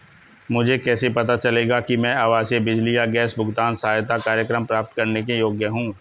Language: Hindi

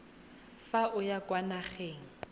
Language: Tswana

